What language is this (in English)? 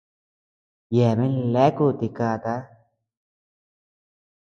Tepeuxila Cuicatec